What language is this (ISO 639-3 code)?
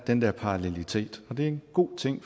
dan